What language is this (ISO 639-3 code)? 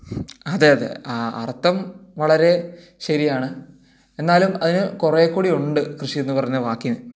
mal